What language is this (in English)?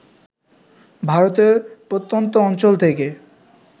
Bangla